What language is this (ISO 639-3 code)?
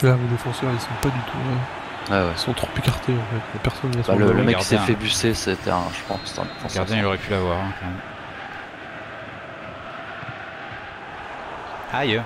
fra